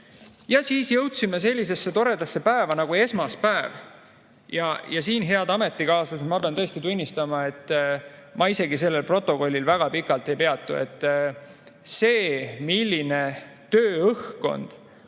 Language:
Estonian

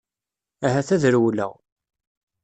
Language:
Kabyle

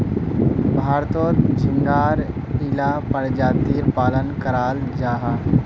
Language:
Magahi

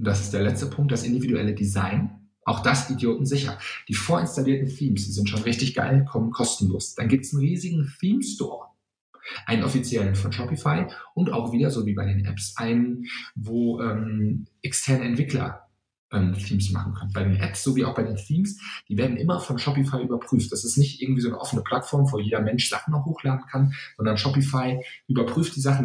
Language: German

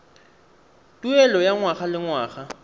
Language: Tswana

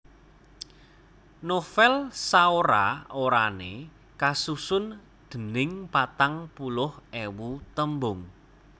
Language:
Javanese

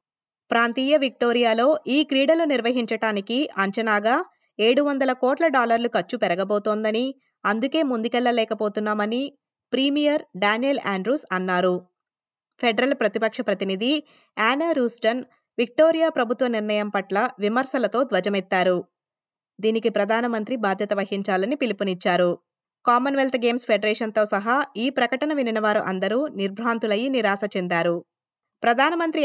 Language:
Telugu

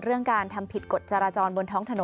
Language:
Thai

